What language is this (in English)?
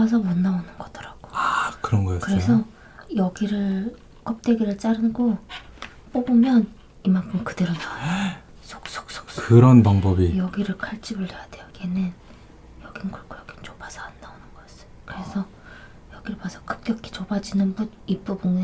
Korean